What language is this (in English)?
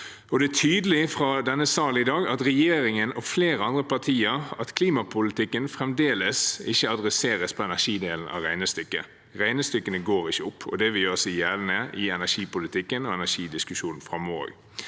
Norwegian